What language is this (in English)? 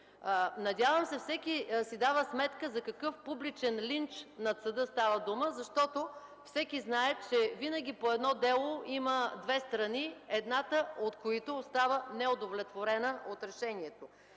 Bulgarian